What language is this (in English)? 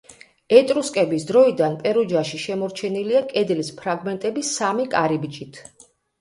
Georgian